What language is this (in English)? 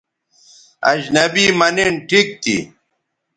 Bateri